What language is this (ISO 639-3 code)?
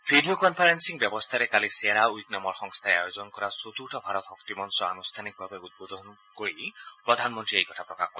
asm